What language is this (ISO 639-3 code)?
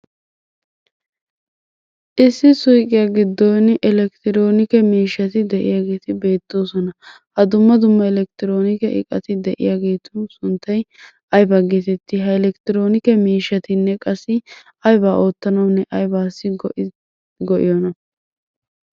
wal